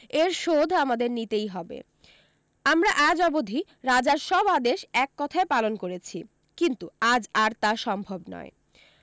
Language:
Bangla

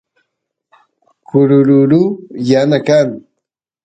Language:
Santiago del Estero Quichua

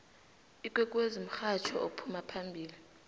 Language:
South Ndebele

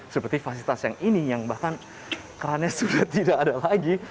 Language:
Indonesian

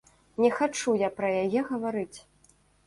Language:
Belarusian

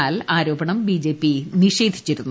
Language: Malayalam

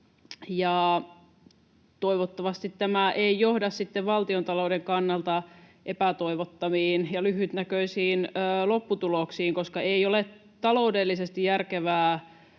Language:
Finnish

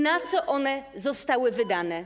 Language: Polish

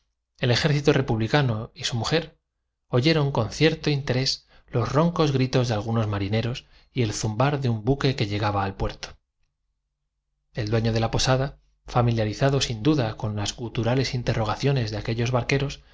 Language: Spanish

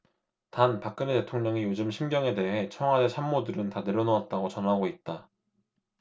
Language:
Korean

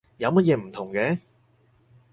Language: Cantonese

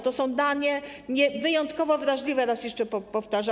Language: Polish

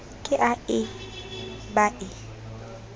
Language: Southern Sotho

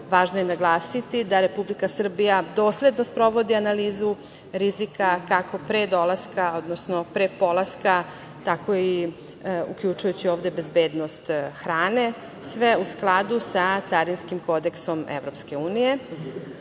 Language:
Serbian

